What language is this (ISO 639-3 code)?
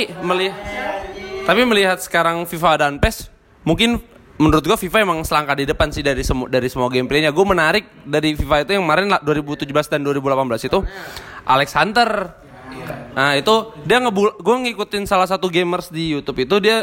ind